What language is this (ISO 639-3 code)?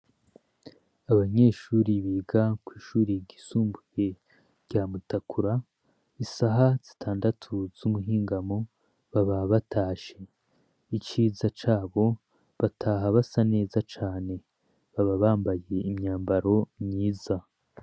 run